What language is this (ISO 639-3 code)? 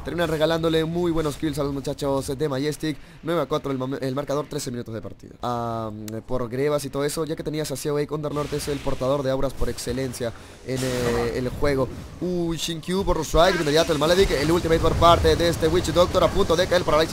spa